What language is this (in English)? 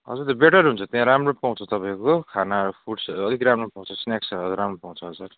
Nepali